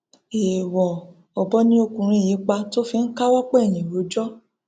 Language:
Yoruba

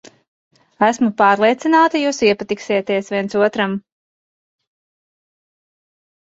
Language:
Latvian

